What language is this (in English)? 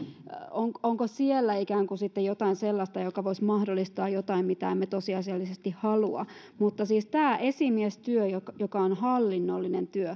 Finnish